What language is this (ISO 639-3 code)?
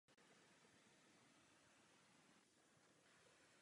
ces